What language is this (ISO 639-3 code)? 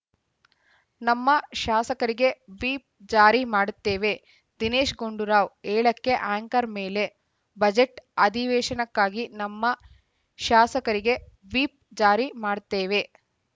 kan